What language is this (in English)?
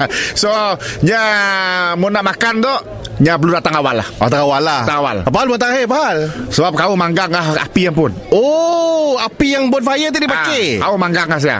Malay